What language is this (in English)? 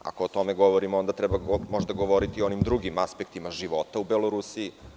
Serbian